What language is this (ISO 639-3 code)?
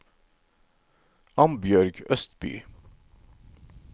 nor